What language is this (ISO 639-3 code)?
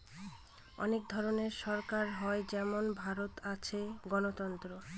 ben